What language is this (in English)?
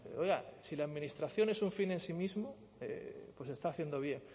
Spanish